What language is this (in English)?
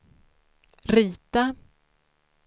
Swedish